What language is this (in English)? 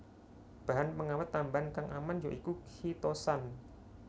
Javanese